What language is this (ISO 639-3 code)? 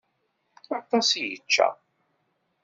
kab